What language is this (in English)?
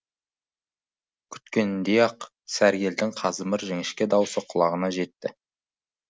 Kazakh